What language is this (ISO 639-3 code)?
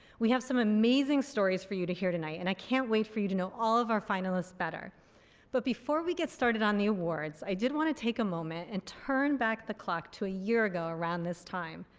eng